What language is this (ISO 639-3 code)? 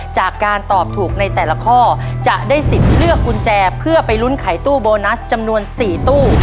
tha